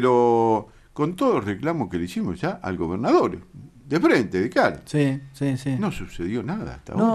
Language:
Spanish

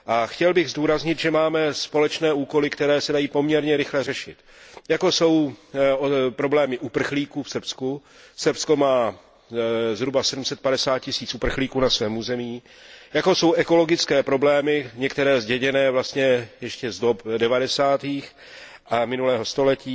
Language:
Czech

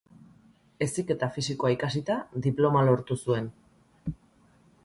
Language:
Basque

